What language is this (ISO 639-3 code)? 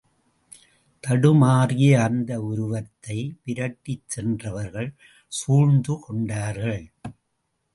tam